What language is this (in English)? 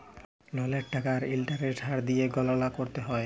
Bangla